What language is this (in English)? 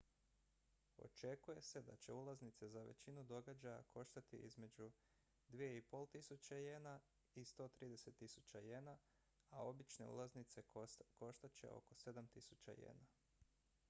Croatian